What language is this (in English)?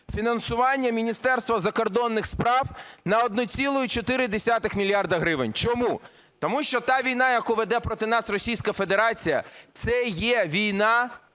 Ukrainian